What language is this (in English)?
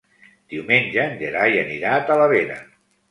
Catalan